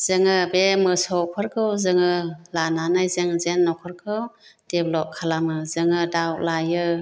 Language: Bodo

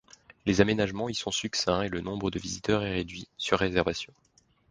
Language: French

